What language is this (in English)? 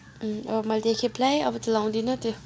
Nepali